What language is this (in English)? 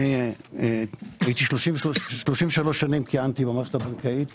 Hebrew